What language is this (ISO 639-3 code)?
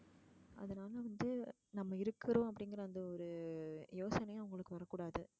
tam